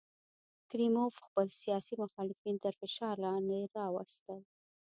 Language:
Pashto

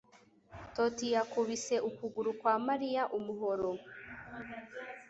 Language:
Kinyarwanda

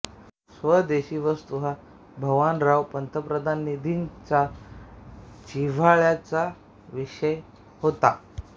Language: Marathi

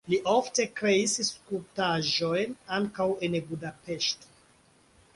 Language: Esperanto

